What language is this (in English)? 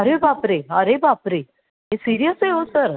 Marathi